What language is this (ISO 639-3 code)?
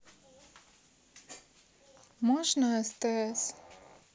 rus